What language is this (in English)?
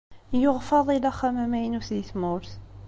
Kabyle